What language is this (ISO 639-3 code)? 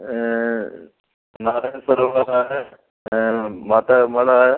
snd